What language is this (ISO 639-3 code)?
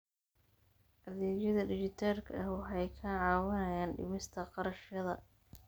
som